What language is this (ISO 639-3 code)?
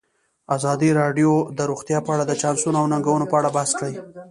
pus